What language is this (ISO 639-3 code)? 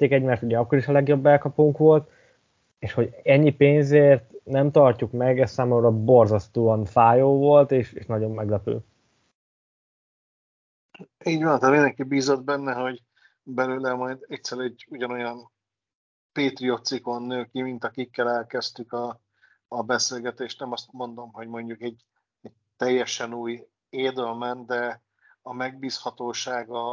hun